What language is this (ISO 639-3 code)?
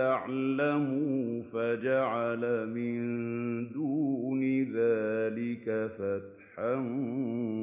ara